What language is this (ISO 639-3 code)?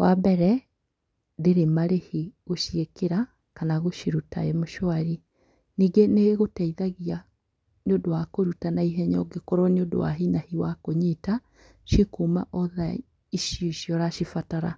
kik